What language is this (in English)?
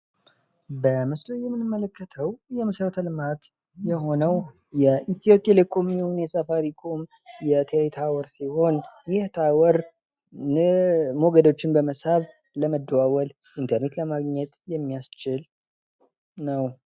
Amharic